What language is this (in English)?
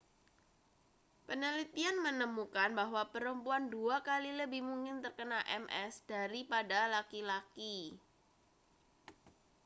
Indonesian